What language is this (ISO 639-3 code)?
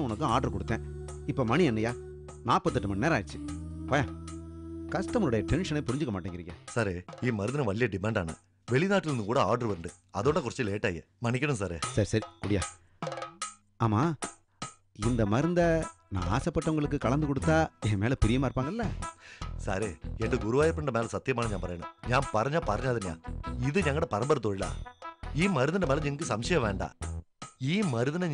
tam